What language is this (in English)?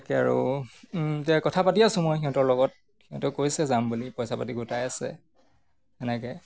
Assamese